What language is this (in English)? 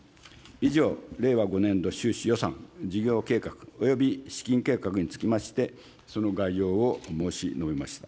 Japanese